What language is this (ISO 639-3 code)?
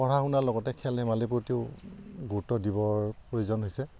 asm